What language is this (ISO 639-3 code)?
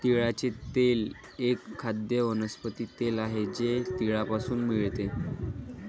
mar